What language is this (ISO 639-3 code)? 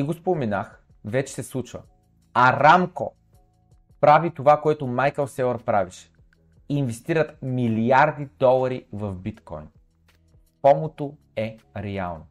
bul